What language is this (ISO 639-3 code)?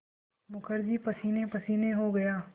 hin